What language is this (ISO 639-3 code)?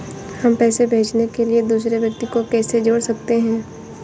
hin